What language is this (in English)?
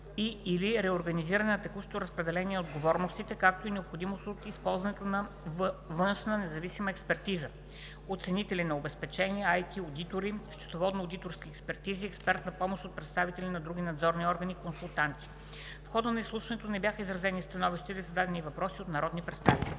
Bulgarian